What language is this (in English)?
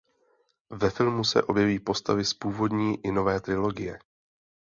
Czech